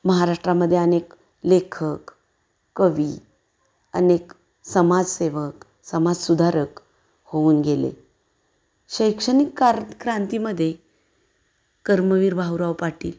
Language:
Marathi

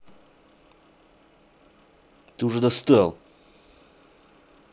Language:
Russian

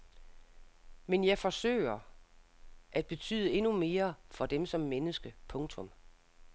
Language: Danish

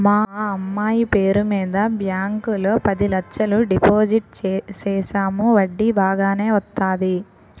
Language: Telugu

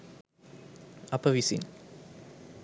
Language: Sinhala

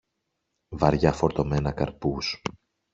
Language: Greek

